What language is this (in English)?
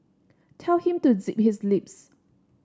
English